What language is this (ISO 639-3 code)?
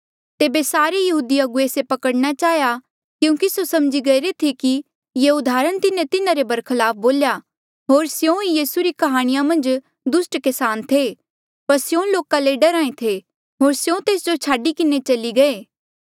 mjl